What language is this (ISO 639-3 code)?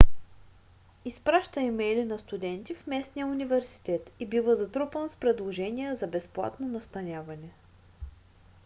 bul